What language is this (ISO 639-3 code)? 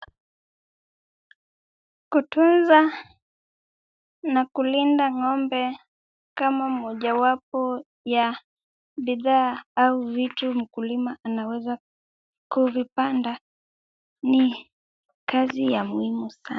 swa